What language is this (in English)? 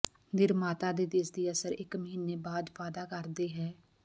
Punjabi